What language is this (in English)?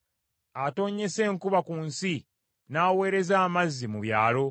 Ganda